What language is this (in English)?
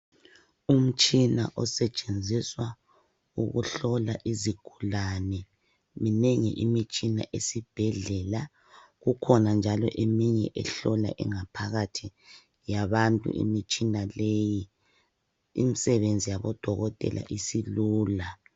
North Ndebele